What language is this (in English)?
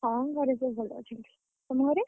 Odia